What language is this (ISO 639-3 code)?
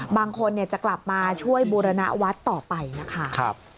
tha